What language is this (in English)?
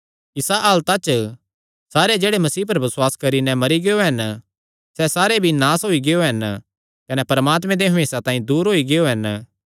Kangri